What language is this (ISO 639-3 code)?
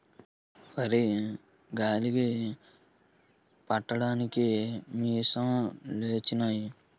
tel